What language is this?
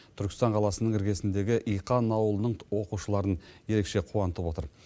Kazakh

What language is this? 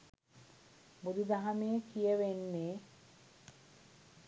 Sinhala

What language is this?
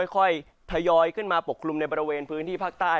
Thai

